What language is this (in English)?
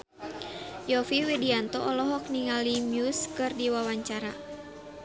Sundanese